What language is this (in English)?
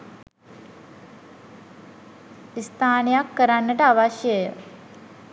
Sinhala